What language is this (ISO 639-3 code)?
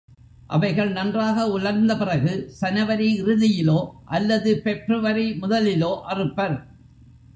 tam